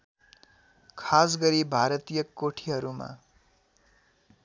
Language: Nepali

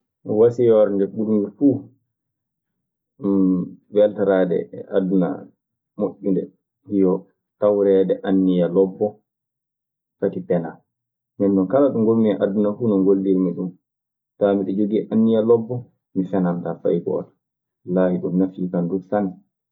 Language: Maasina Fulfulde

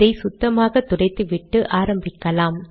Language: Tamil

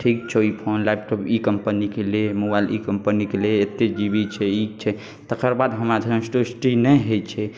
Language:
Maithili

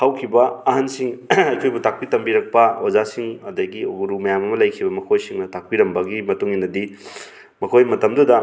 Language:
Manipuri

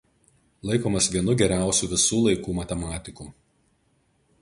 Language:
Lithuanian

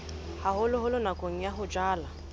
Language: Southern Sotho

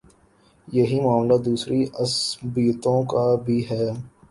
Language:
Urdu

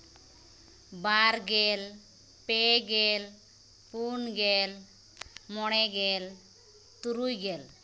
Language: Santali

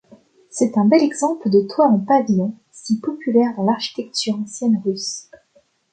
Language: French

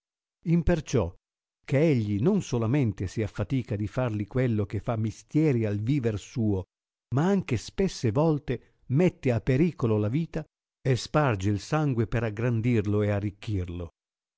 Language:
Italian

